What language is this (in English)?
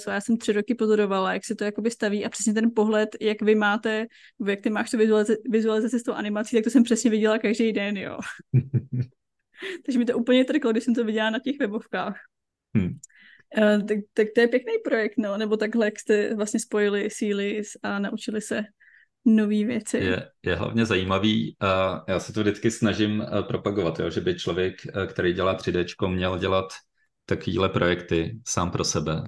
Czech